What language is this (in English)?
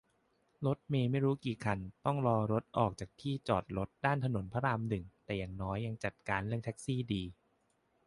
Thai